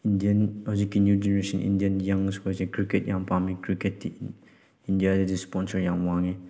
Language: Manipuri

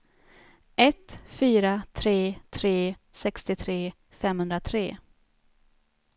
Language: Swedish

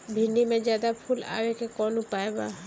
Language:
Bhojpuri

